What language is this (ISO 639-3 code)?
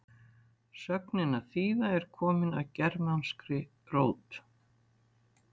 isl